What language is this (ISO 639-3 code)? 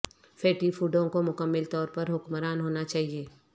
urd